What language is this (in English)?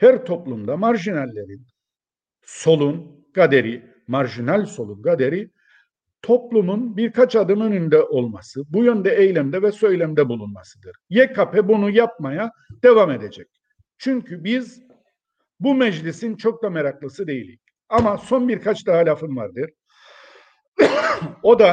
Turkish